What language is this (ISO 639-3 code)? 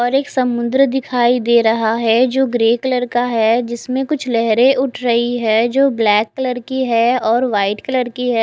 hin